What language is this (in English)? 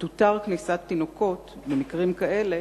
Hebrew